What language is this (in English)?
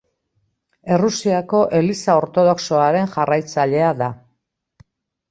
Basque